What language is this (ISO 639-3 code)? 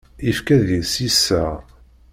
kab